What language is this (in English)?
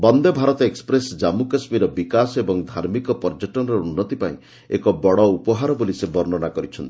Odia